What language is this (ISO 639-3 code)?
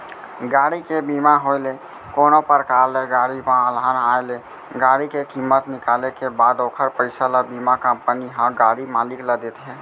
hne